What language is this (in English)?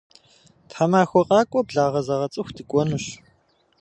Kabardian